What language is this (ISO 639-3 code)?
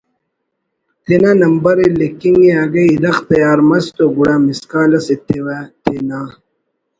brh